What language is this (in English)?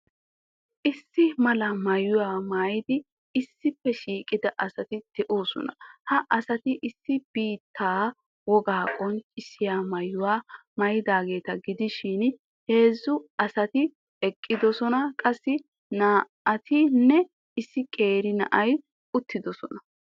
Wolaytta